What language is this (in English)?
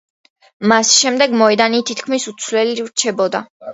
Georgian